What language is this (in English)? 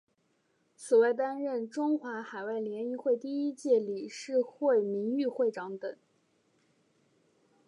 Chinese